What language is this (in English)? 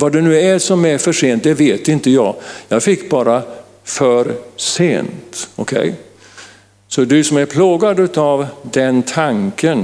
Swedish